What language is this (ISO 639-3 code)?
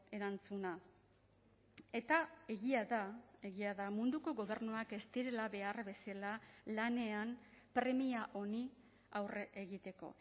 eus